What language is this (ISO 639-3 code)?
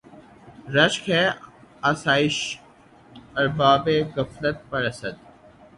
urd